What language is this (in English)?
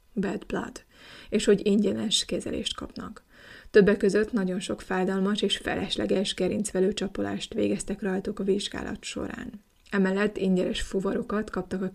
Hungarian